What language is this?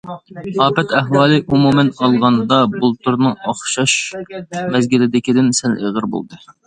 Uyghur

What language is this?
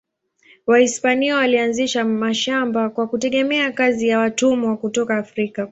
Swahili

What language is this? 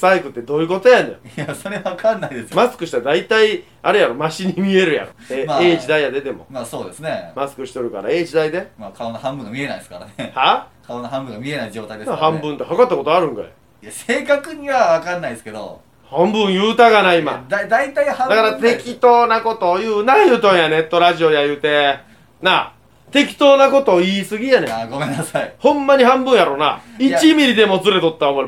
Japanese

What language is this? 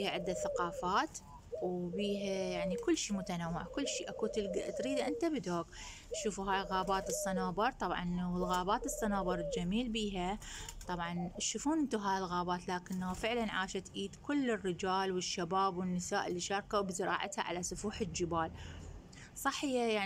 Arabic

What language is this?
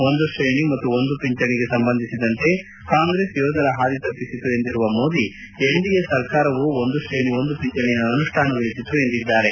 Kannada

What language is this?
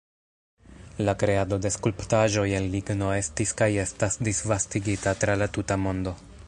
Esperanto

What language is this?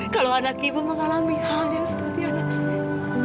Indonesian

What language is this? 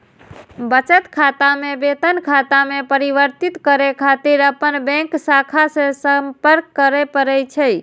Maithili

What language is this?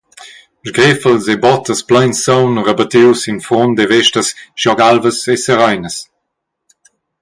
Romansh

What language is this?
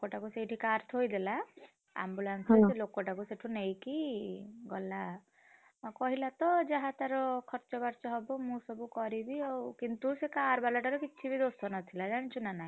Odia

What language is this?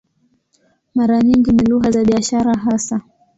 Swahili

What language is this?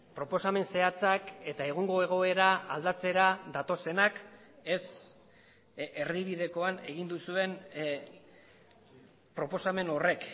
Basque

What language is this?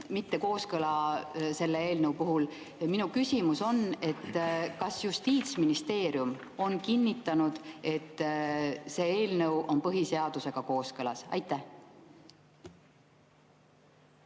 Estonian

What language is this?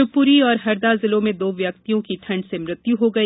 Hindi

